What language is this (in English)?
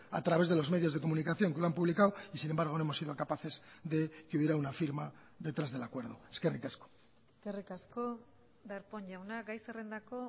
Spanish